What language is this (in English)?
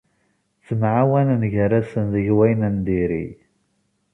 Kabyle